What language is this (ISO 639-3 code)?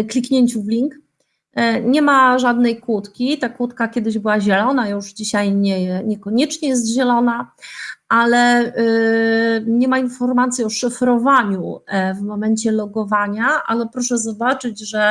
pol